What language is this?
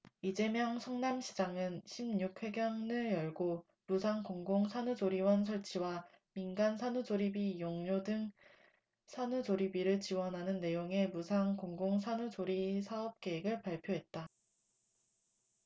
Korean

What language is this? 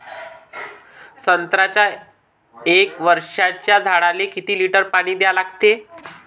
Marathi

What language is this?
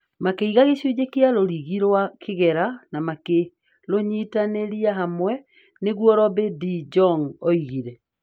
Kikuyu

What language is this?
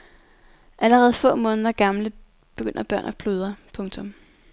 Danish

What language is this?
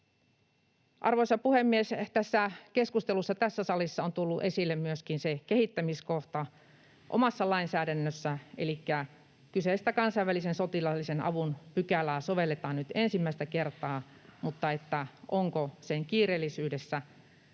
Finnish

